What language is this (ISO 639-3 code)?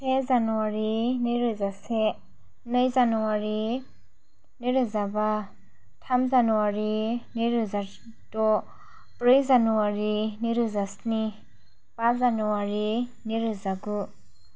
brx